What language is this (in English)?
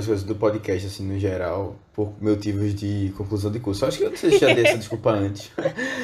Portuguese